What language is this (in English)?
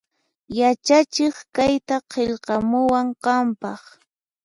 Puno Quechua